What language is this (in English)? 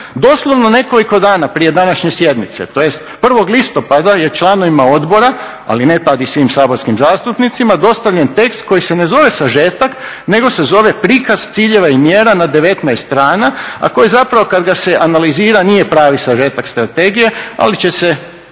Croatian